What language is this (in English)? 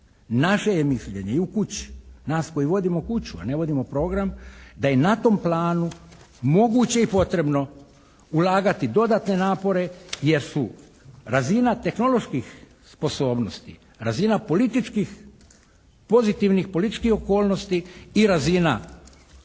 Croatian